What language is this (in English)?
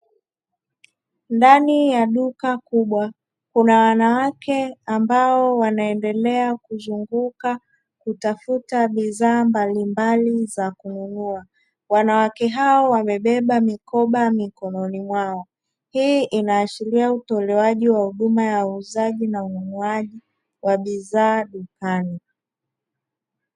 Swahili